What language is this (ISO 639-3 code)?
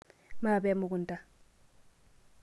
mas